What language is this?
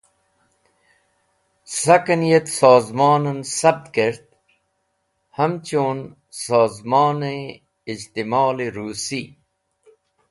Wakhi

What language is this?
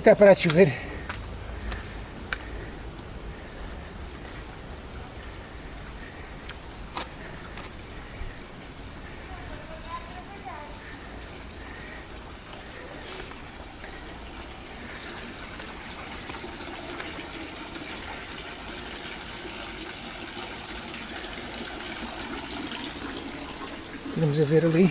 Portuguese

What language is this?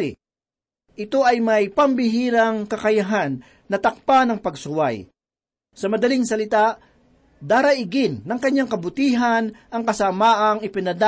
Filipino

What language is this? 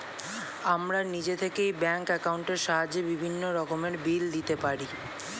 Bangla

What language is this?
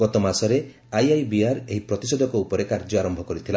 Odia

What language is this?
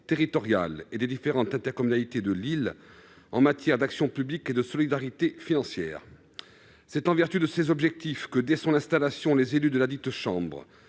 French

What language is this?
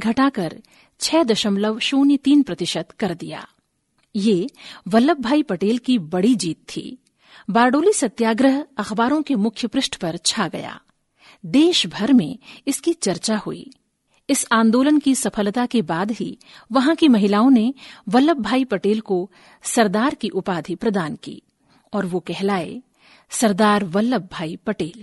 Hindi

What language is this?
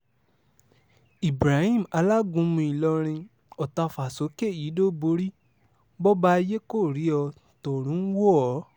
Yoruba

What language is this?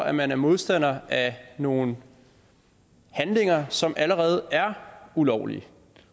Danish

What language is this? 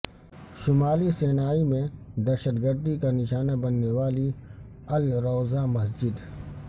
Urdu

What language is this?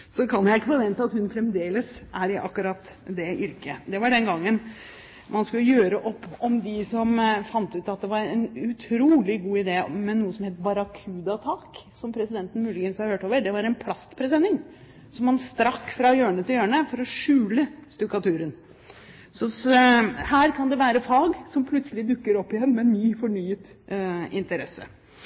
Norwegian Bokmål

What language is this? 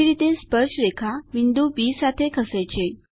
Gujarati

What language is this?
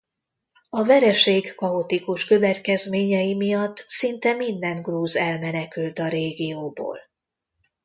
Hungarian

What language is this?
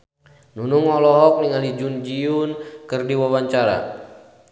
Sundanese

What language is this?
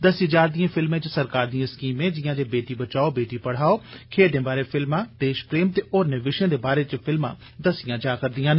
Dogri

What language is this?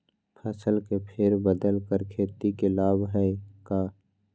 Magahi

